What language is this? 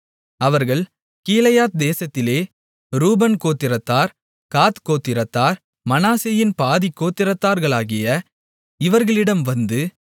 Tamil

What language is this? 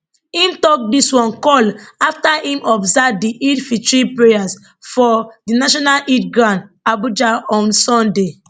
Nigerian Pidgin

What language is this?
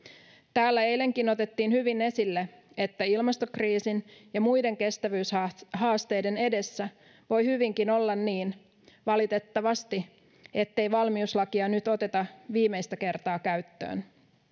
Finnish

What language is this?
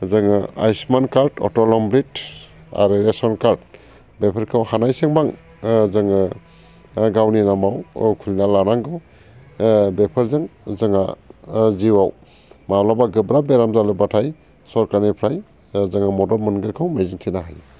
Bodo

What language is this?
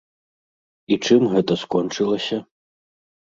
Belarusian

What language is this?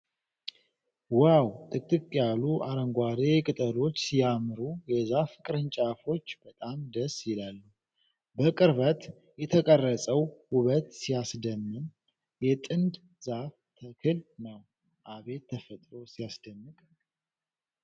Amharic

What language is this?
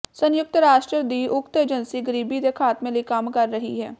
Punjabi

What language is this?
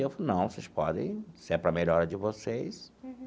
Portuguese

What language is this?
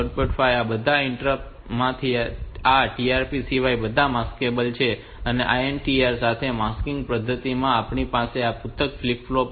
Gujarati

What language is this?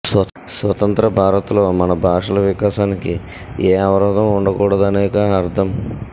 Telugu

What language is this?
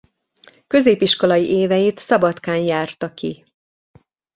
Hungarian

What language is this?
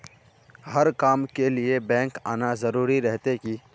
Magahi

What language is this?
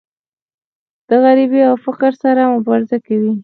Pashto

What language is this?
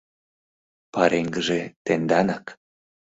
Mari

